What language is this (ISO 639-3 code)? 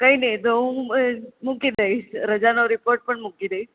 guj